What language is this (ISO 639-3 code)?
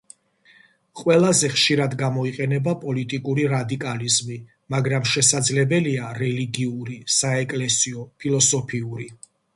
kat